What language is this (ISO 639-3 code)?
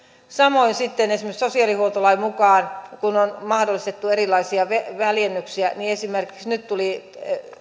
fin